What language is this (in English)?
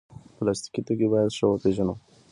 Pashto